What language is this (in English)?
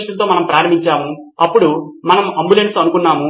Telugu